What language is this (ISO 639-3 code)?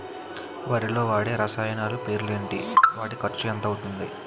tel